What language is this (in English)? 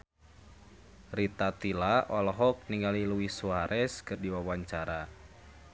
Sundanese